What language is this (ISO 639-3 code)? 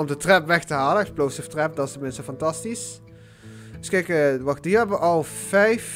nld